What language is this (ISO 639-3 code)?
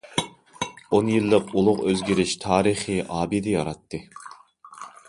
uig